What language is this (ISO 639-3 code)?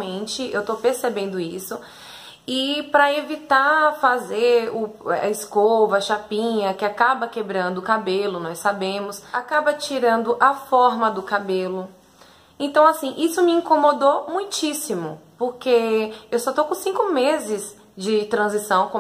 por